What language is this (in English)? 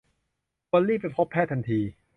Thai